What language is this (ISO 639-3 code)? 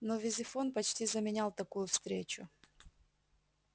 rus